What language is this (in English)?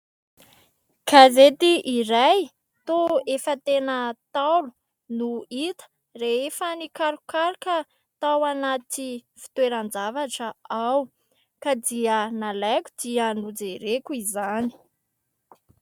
Malagasy